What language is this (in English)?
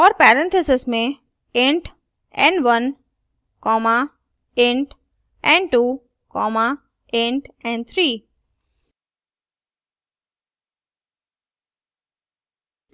Hindi